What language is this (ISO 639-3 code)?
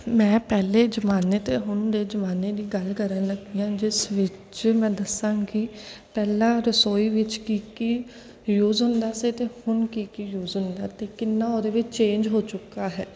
pan